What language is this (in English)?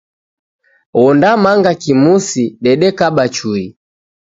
Taita